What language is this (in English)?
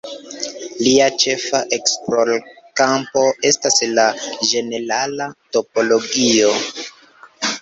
Esperanto